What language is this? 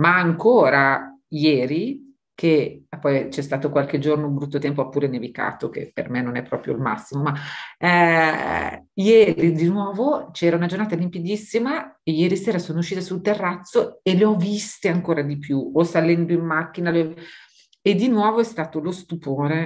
Italian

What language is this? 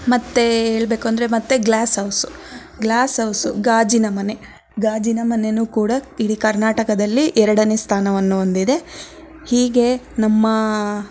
Kannada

